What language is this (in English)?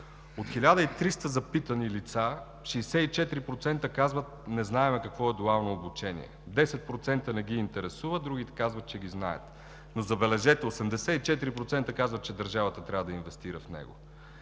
Bulgarian